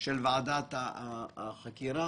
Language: Hebrew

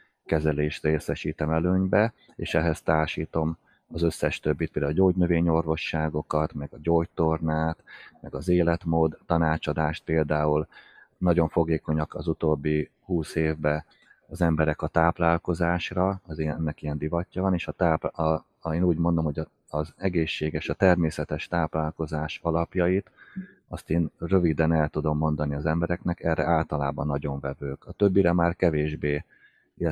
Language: Hungarian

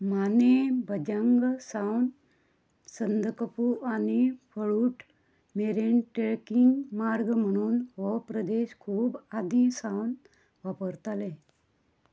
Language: Konkani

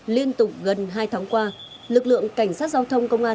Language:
Vietnamese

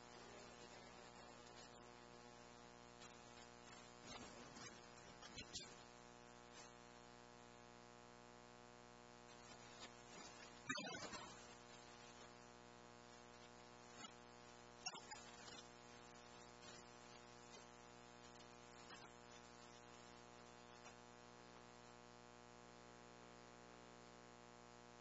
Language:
English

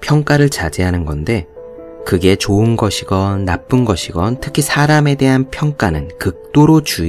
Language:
Korean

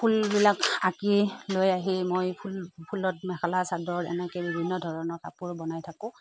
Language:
Assamese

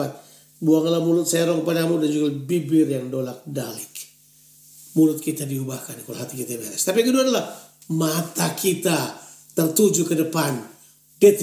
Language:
Indonesian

